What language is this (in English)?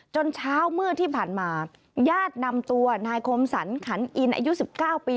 Thai